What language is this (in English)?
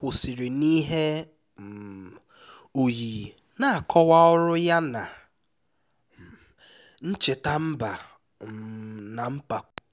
Igbo